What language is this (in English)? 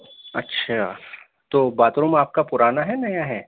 Urdu